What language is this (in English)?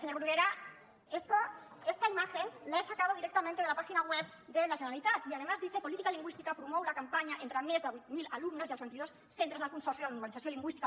Catalan